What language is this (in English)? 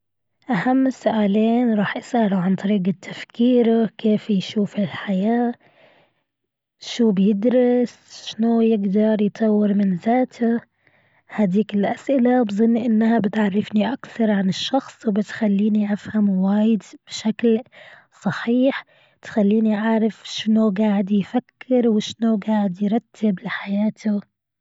Gulf Arabic